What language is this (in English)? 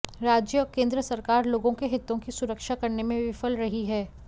Hindi